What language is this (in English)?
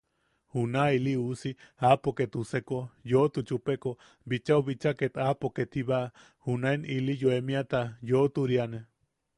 Yaqui